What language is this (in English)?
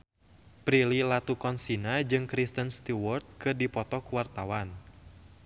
Sundanese